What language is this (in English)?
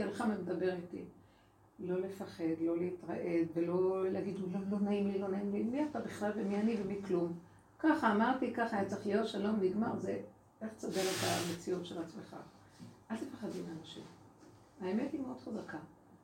Hebrew